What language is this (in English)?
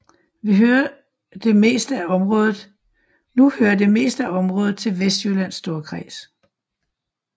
Danish